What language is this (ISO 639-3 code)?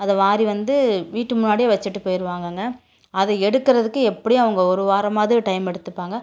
tam